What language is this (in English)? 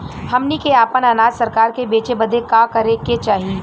Bhojpuri